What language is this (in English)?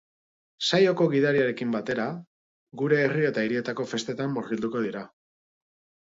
Basque